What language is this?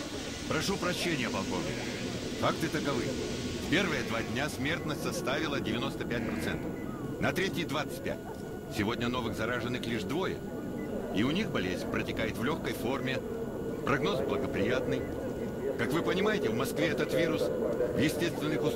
Russian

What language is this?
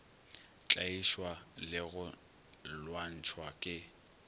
Northern Sotho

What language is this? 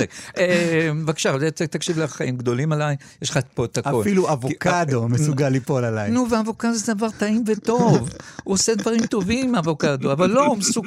Hebrew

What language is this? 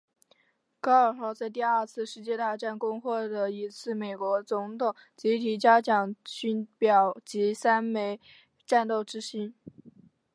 Chinese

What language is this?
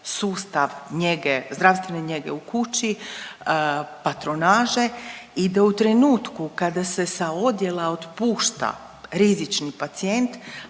Croatian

